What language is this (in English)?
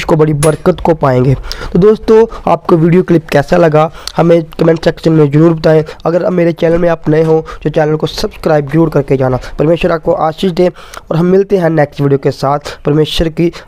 Hindi